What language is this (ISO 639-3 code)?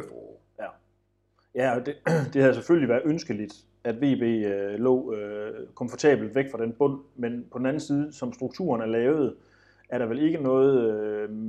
dan